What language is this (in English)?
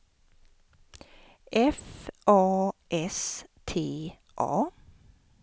Swedish